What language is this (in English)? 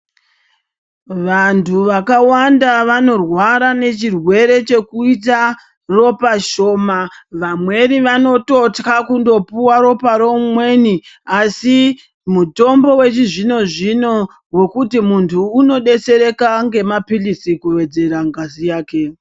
Ndau